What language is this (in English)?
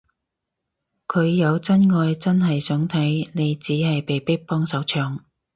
Cantonese